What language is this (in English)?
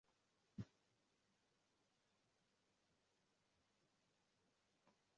Swahili